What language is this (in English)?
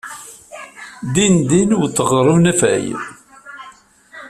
Kabyle